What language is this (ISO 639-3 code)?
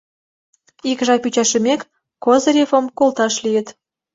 chm